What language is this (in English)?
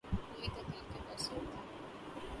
Urdu